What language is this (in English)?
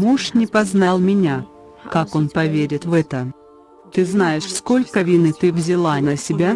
Russian